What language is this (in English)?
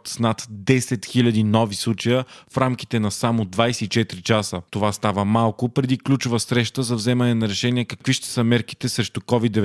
Bulgarian